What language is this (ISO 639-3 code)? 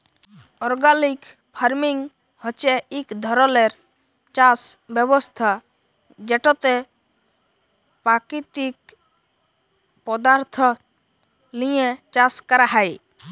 ben